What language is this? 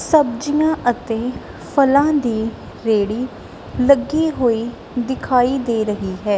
Punjabi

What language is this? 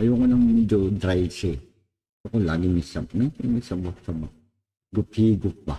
Filipino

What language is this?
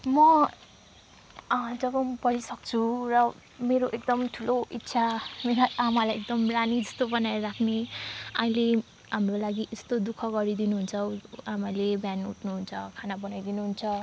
Nepali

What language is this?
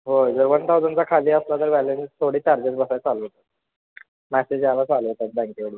Marathi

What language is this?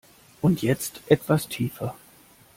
German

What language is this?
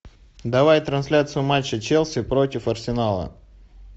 Russian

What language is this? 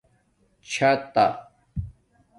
Domaaki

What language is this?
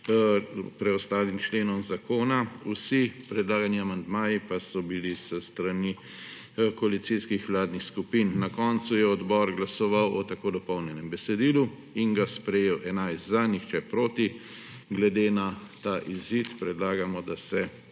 Slovenian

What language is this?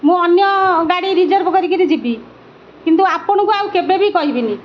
Odia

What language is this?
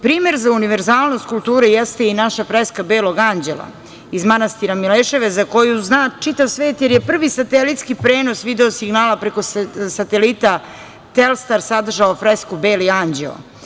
Serbian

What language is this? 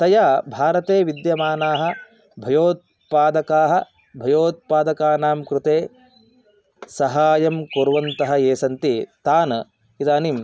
Sanskrit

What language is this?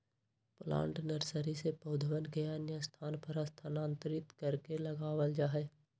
Magahi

